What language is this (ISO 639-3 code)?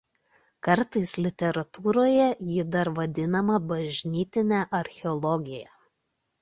lit